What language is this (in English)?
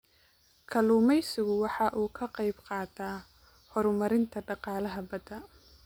Somali